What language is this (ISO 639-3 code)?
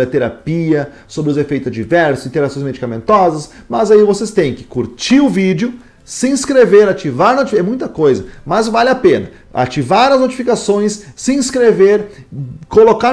por